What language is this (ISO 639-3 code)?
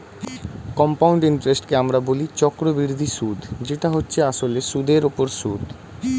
ben